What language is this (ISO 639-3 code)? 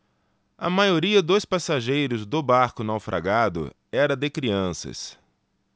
por